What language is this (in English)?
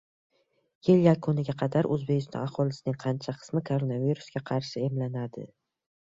Uzbek